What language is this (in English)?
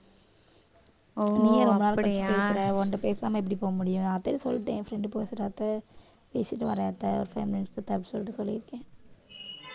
Tamil